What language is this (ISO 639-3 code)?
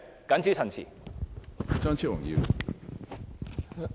yue